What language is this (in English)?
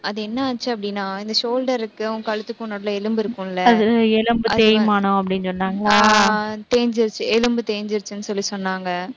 Tamil